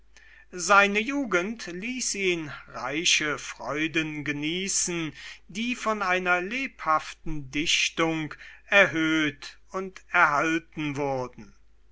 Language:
German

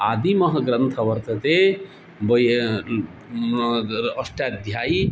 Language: Sanskrit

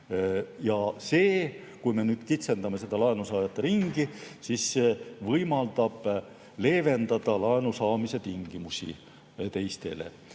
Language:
Estonian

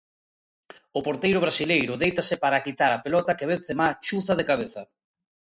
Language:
Galician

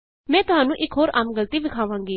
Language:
Punjabi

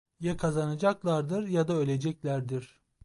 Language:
Turkish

